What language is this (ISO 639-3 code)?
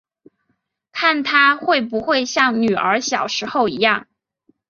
zho